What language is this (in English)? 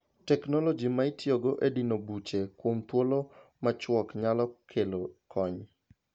Luo (Kenya and Tanzania)